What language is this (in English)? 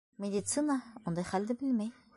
Bashkir